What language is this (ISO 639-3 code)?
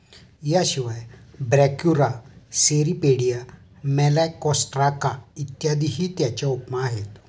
mar